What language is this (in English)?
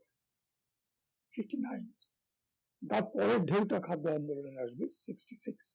Bangla